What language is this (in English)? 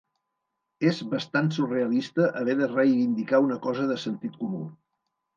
Catalan